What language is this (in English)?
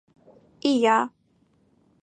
Mari